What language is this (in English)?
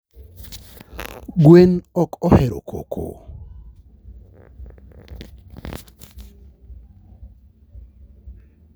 Luo (Kenya and Tanzania)